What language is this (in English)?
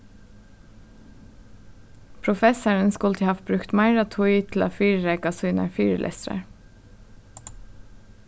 Faroese